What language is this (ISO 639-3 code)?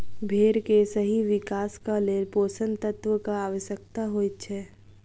mai